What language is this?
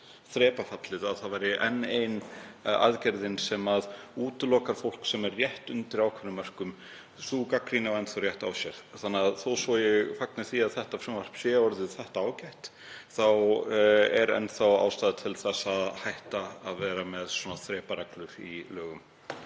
Icelandic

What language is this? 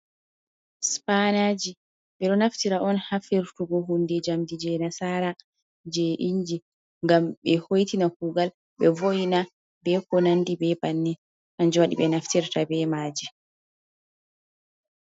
Fula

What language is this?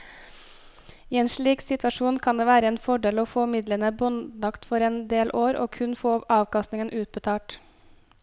Norwegian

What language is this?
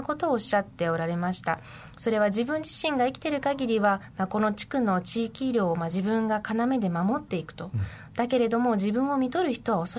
Japanese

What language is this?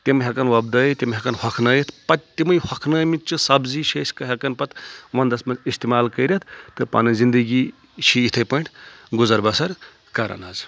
Kashmiri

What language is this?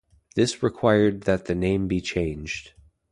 English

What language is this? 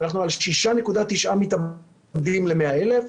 Hebrew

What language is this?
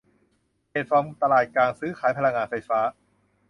Thai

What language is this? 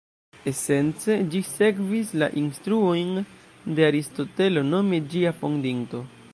Esperanto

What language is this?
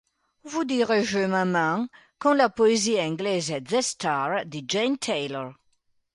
Italian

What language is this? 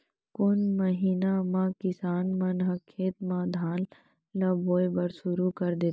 Chhattisgarhi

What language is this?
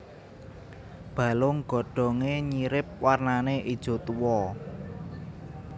Javanese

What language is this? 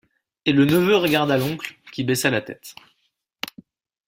French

